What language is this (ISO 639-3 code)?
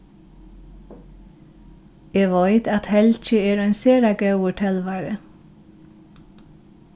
fao